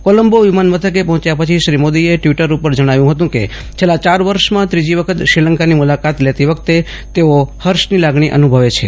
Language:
Gujarati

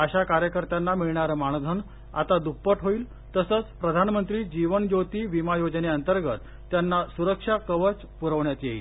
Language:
Marathi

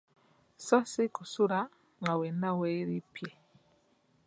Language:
Ganda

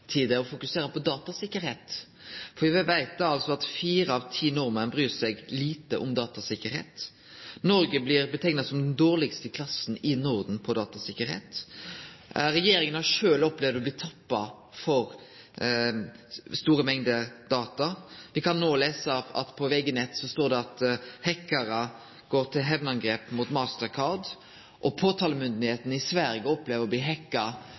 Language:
Norwegian Nynorsk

